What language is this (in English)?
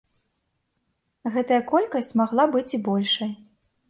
Belarusian